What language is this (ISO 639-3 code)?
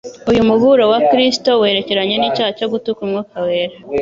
kin